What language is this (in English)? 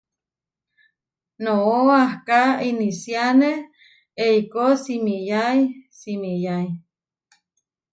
Huarijio